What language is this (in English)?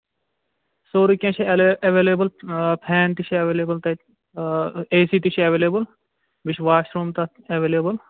Kashmiri